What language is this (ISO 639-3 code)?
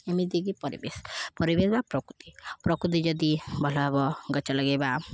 ori